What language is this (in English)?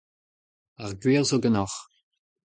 Breton